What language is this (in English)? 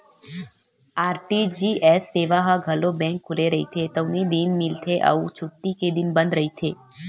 Chhattisgarhi